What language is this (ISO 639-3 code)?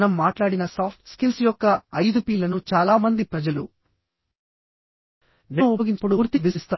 tel